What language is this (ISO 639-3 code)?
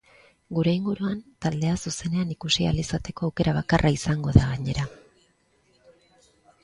eus